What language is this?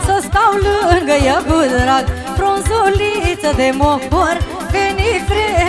Romanian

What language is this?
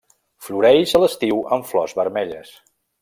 Catalan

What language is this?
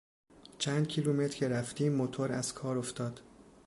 Persian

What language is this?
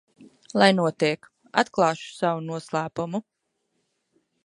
Latvian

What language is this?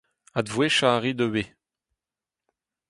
Breton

